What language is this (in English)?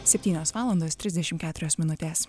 Lithuanian